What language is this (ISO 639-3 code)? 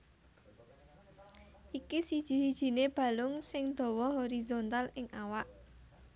jav